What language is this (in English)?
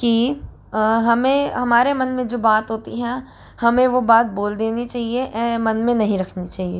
Hindi